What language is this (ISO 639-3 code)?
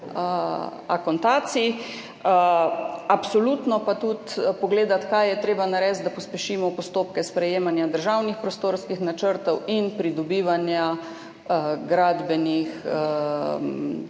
slv